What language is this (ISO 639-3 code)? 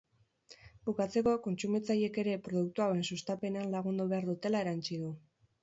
eus